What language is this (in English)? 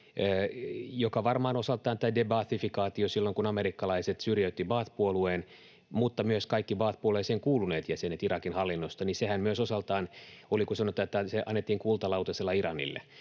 Finnish